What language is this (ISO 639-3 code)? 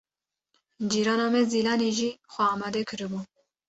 kur